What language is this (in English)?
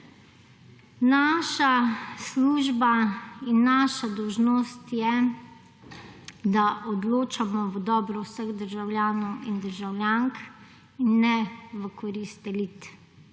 Slovenian